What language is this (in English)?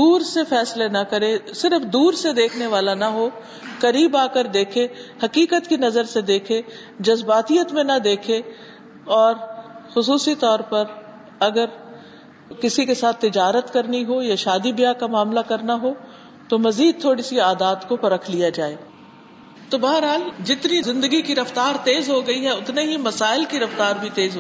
Urdu